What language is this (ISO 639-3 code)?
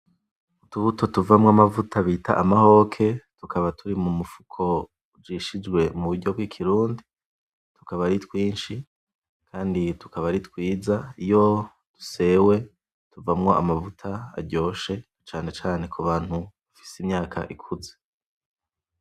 run